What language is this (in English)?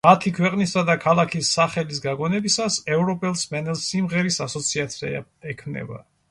Georgian